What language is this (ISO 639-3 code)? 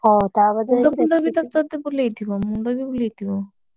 ori